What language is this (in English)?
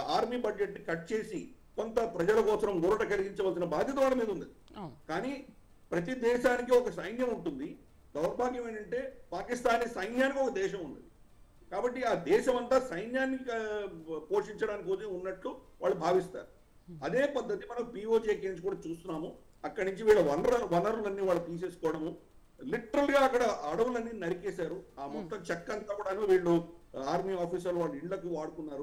Telugu